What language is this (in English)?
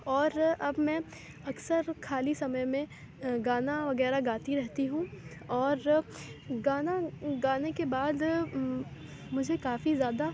Urdu